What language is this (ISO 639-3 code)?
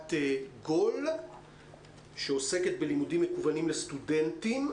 heb